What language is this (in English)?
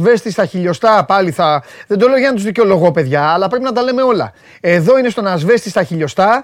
Greek